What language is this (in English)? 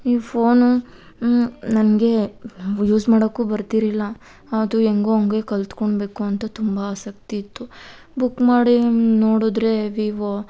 Kannada